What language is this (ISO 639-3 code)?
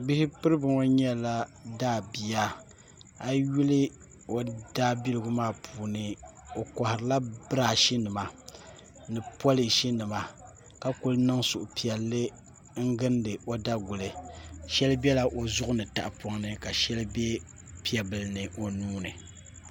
dag